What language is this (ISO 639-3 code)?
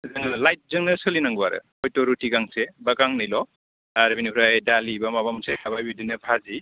brx